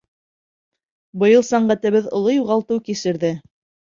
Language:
Bashkir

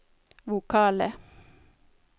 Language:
Norwegian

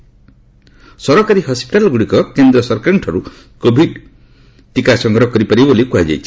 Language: Odia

